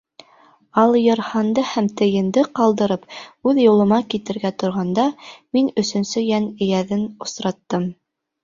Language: Bashkir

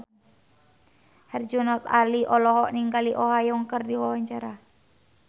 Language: Sundanese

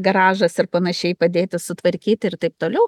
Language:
Lithuanian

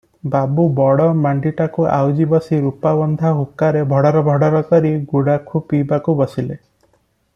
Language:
Odia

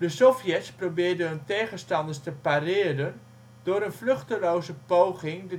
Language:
Dutch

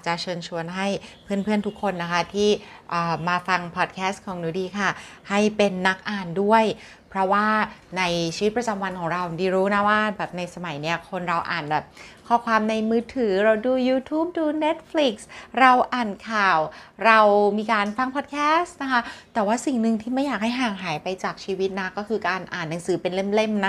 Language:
Thai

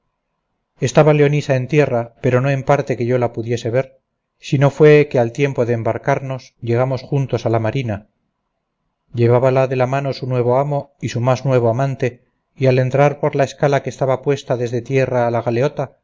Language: Spanish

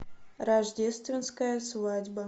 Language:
Russian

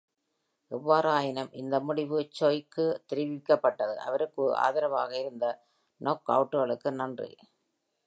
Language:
Tamil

